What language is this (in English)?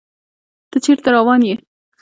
Pashto